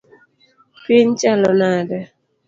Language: Luo (Kenya and Tanzania)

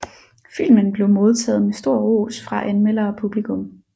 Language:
Danish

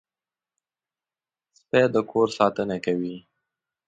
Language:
Pashto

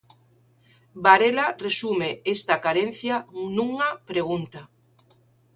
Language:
Galician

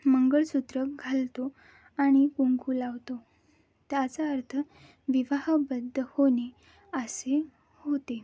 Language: Marathi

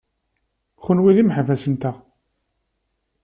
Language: Kabyle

